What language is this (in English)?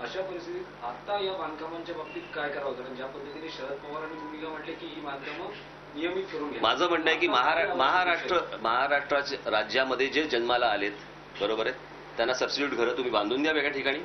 Hindi